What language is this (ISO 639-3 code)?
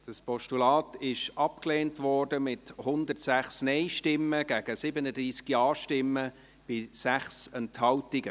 gsw